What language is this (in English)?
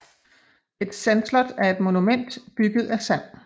Danish